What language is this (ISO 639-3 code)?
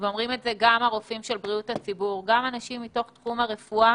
heb